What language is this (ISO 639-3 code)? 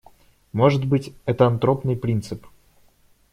rus